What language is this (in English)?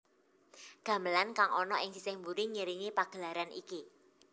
Javanese